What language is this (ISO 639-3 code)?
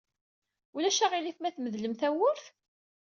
kab